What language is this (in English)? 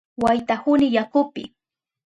Southern Pastaza Quechua